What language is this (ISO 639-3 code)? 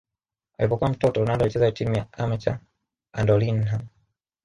swa